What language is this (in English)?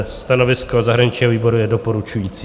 Czech